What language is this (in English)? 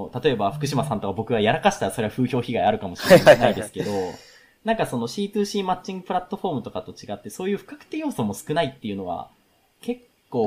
Japanese